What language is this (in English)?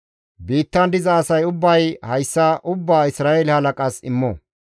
Gamo